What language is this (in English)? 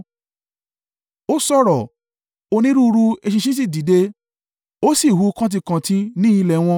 Yoruba